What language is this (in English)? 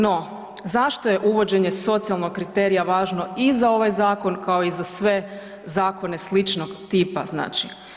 Croatian